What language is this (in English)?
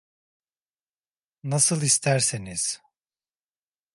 Turkish